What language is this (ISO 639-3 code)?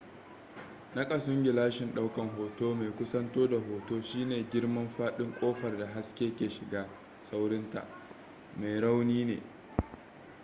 hau